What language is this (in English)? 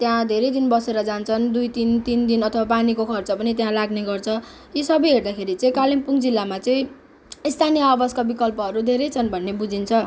Nepali